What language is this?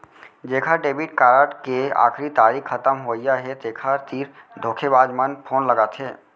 Chhattisgarhi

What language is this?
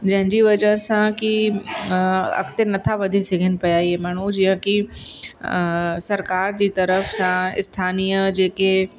Sindhi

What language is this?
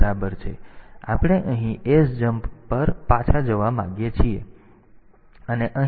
Gujarati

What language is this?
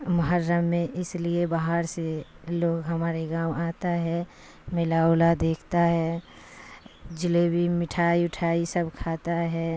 Urdu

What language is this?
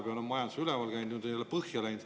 Estonian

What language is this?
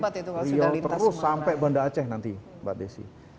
Indonesian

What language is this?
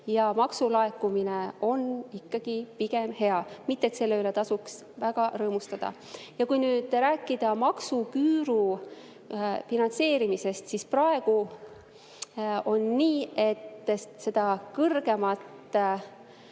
Estonian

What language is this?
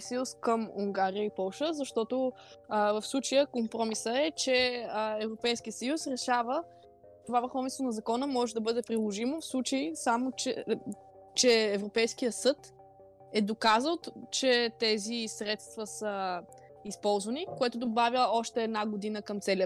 Bulgarian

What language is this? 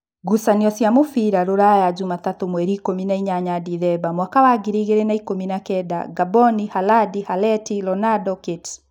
Kikuyu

